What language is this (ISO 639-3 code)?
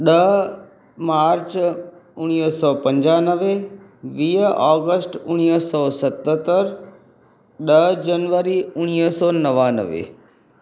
snd